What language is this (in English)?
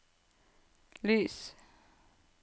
Norwegian